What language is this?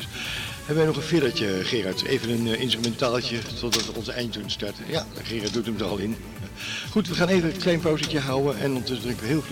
Dutch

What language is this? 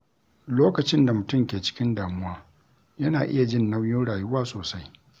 Hausa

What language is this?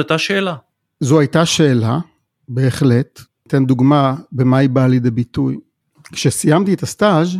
Hebrew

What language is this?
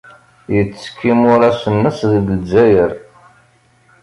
Kabyle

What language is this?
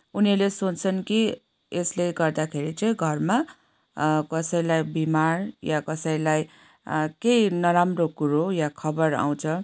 Nepali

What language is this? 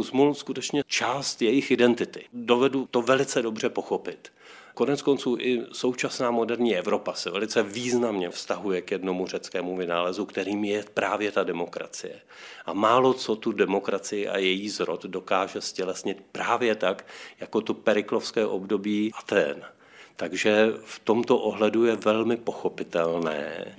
Czech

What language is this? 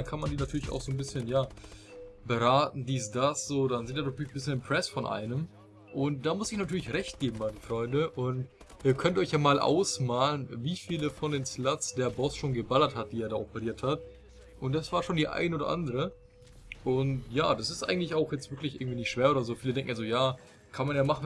German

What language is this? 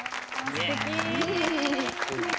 Japanese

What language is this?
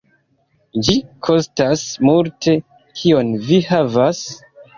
Esperanto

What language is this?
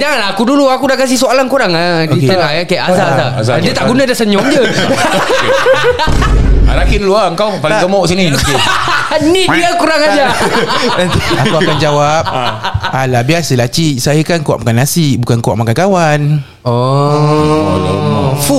Malay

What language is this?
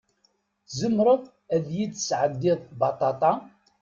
Kabyle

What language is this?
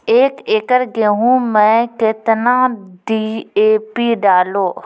Maithili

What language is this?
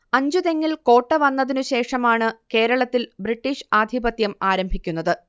Malayalam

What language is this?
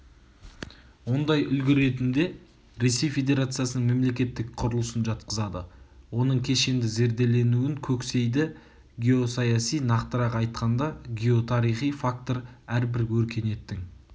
Kazakh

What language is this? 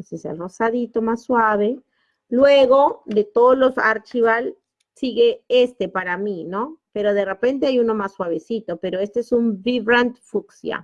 Spanish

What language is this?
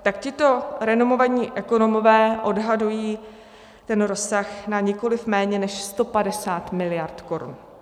Czech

